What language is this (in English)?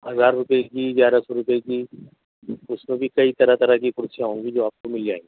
Urdu